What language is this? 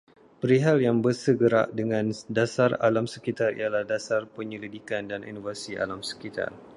Malay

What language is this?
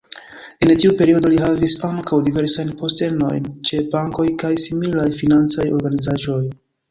Esperanto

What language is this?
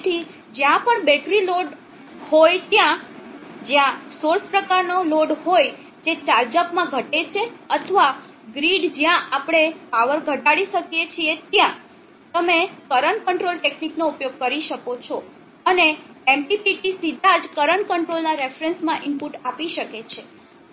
Gujarati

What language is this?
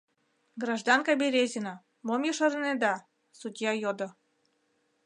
Mari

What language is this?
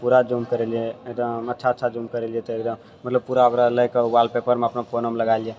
Maithili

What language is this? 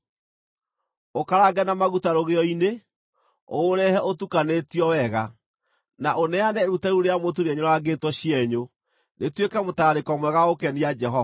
Kikuyu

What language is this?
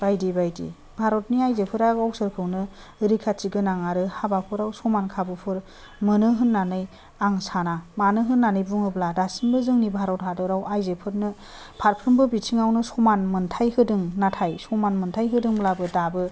Bodo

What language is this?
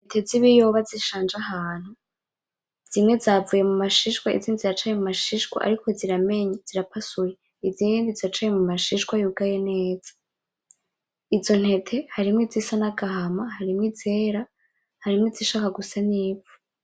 Rundi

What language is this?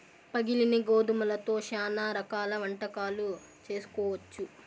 Telugu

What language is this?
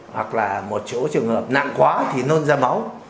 Vietnamese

